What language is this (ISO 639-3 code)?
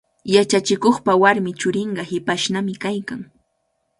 qvl